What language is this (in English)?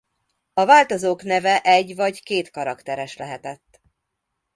Hungarian